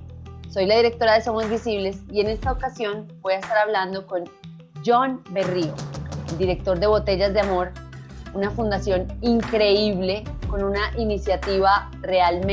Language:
Spanish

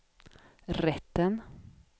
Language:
Swedish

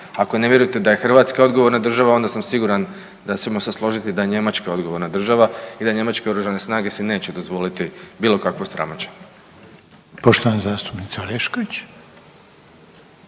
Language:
Croatian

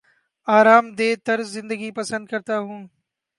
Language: Urdu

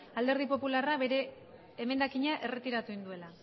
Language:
Basque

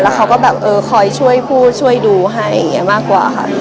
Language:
Thai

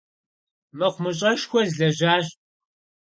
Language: Kabardian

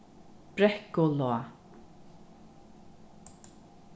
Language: Faroese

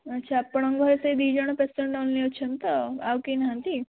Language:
Odia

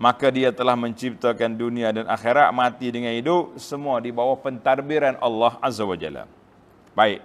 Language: Malay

